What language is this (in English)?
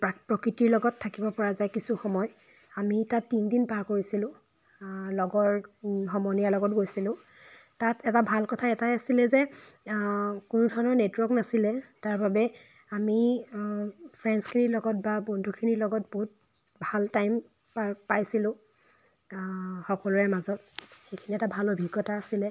Assamese